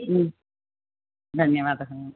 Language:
Sanskrit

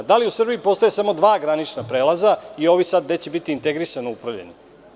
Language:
Serbian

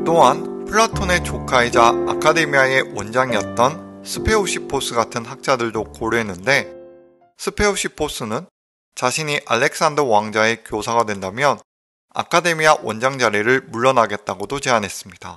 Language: Korean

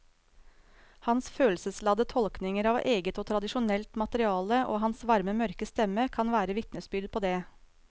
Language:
Norwegian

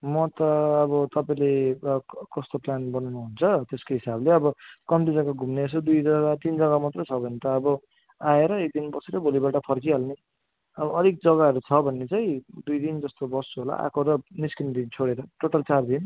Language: Nepali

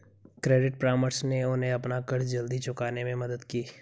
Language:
Hindi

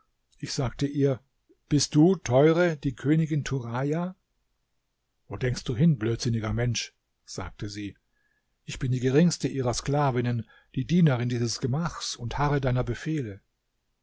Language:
German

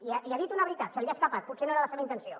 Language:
Catalan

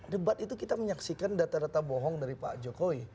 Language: Indonesian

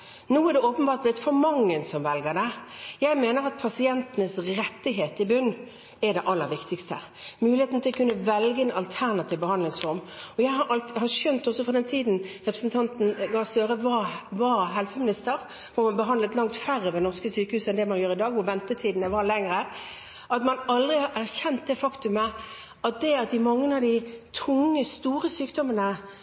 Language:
Norwegian Bokmål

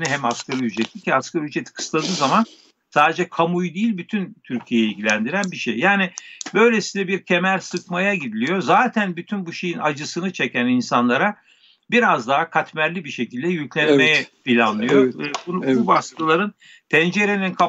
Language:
Turkish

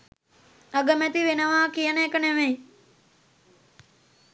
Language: Sinhala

